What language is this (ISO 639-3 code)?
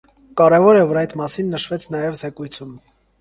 hye